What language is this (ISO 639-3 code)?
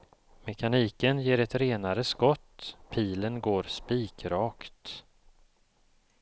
swe